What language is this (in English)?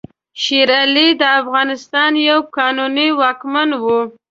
Pashto